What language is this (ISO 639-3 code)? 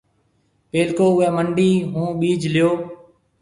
mve